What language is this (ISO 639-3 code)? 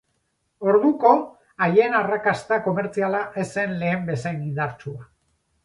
eus